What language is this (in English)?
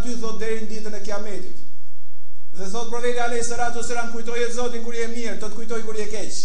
Arabic